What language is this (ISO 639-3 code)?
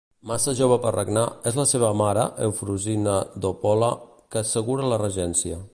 cat